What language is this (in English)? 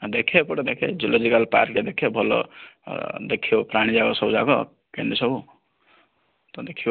Odia